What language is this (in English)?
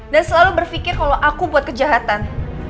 Indonesian